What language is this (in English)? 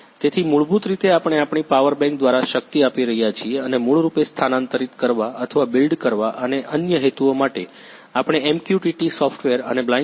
Gujarati